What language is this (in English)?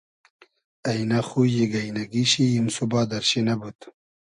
Hazaragi